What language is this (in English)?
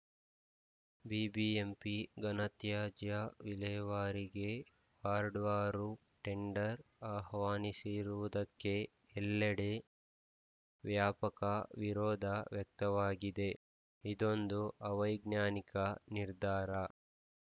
Kannada